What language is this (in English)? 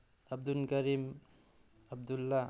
Manipuri